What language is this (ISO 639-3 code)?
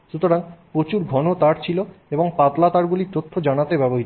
ben